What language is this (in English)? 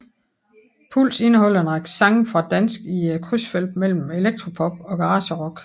Danish